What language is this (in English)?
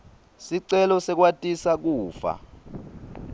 Swati